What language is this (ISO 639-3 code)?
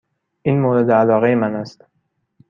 fas